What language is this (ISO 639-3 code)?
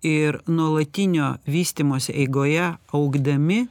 lit